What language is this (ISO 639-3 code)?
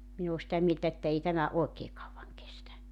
fin